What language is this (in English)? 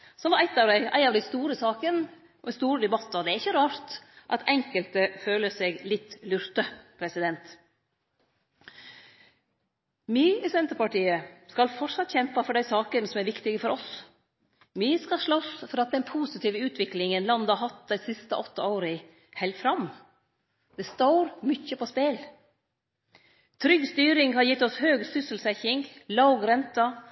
Norwegian Nynorsk